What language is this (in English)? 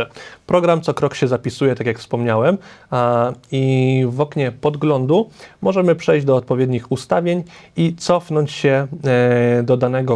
Polish